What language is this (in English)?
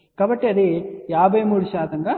Telugu